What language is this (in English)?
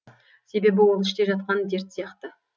Kazakh